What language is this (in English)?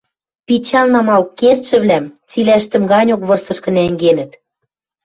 Western Mari